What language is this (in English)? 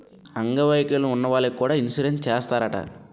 Telugu